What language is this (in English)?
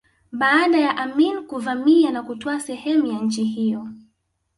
Swahili